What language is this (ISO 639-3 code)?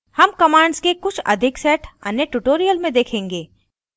hin